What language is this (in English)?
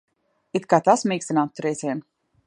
Latvian